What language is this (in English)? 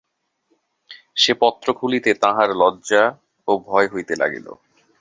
Bangla